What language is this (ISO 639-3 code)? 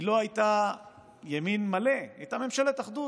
heb